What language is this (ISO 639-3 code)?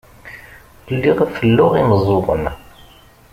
kab